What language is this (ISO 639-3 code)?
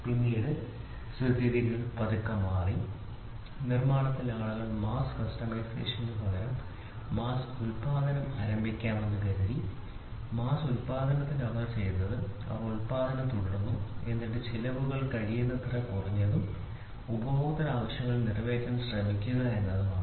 mal